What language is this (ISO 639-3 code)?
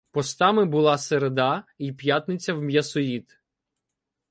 ukr